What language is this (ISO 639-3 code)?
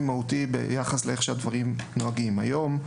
heb